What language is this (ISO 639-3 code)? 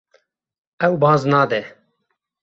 kur